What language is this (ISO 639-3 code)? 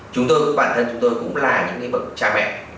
vie